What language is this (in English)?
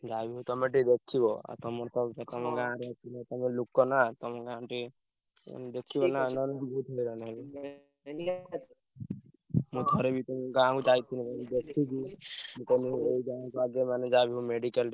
Odia